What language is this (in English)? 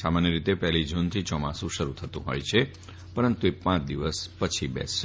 Gujarati